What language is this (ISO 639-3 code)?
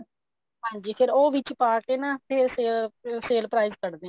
pan